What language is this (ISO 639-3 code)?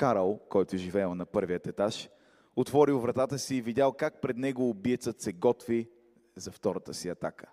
bul